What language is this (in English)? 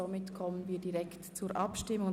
Swiss German